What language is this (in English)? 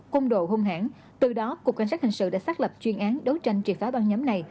Vietnamese